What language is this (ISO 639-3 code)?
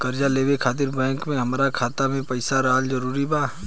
bho